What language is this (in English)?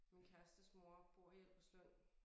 Danish